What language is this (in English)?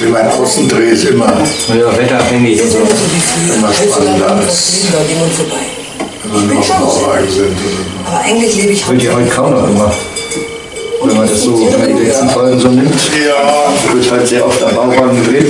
German